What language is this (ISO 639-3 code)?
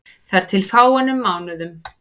isl